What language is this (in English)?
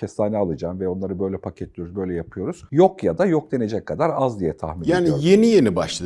Turkish